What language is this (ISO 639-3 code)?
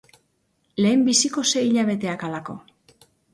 eus